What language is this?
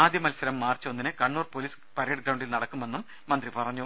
Malayalam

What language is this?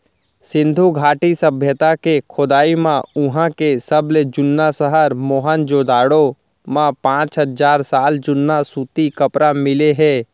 Chhattisgarhi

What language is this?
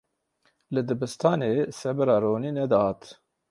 Kurdish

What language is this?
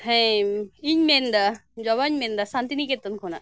Santali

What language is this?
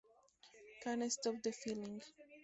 Spanish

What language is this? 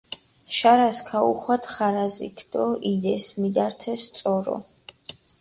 Mingrelian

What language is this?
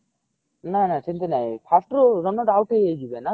Odia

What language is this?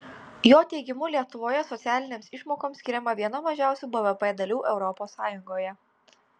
Lithuanian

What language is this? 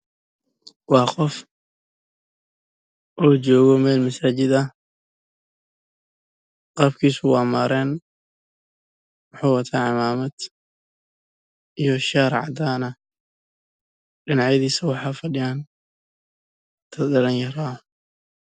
Somali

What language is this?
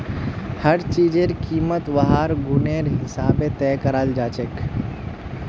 Magahi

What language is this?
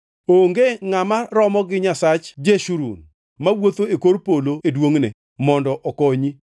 Luo (Kenya and Tanzania)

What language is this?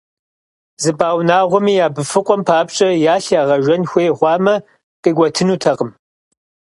Kabardian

